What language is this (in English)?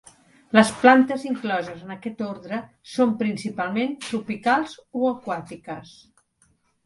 Catalan